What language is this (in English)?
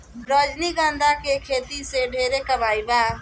Bhojpuri